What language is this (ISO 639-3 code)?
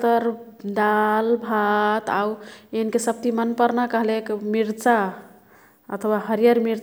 tkt